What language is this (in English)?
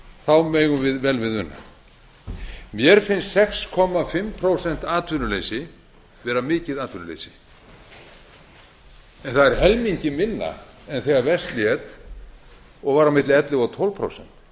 Icelandic